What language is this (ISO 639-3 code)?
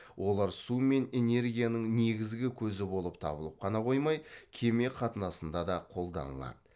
kaz